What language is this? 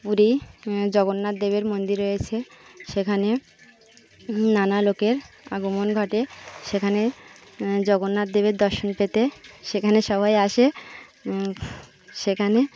Bangla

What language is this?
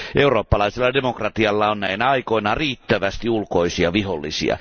Finnish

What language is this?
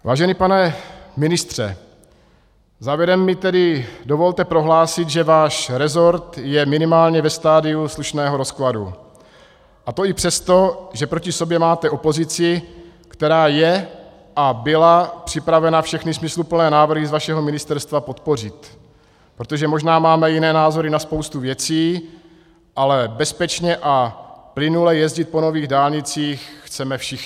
Czech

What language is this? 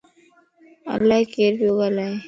Lasi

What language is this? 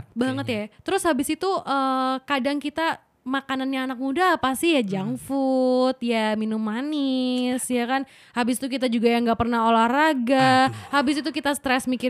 Indonesian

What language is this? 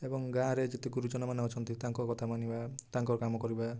Odia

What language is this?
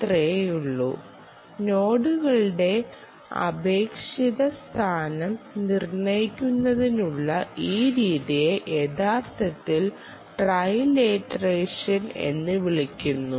Malayalam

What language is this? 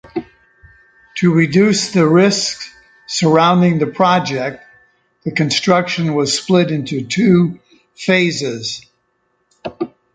English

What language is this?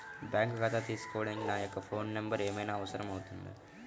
Telugu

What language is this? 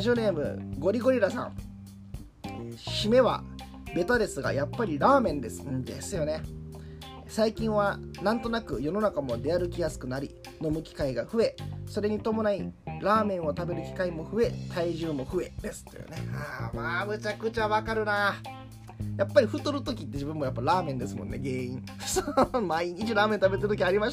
Japanese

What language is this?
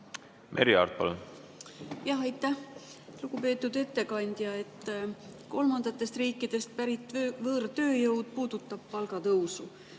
Estonian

